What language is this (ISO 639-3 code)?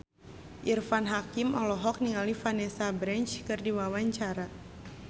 sun